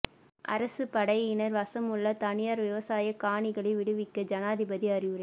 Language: Tamil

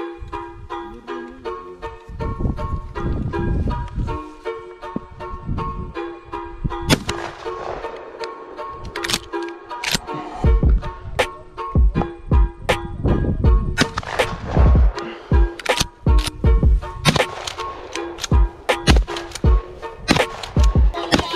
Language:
English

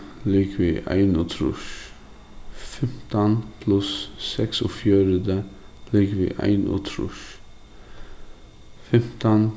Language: Faroese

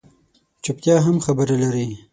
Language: Pashto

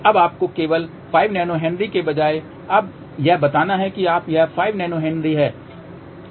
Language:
Hindi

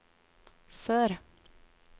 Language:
Norwegian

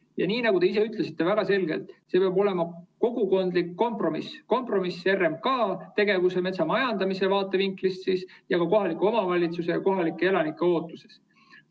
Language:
Estonian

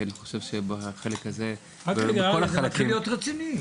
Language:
Hebrew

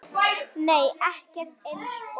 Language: Icelandic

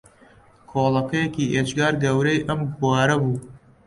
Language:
Central Kurdish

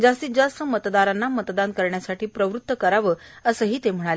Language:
Marathi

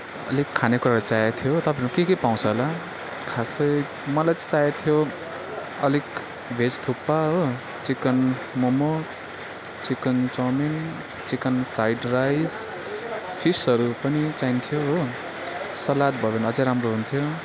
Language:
Nepali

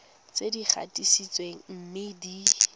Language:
Tswana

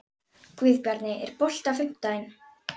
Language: Icelandic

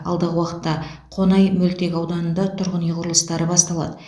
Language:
Kazakh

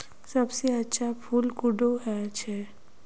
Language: Magahi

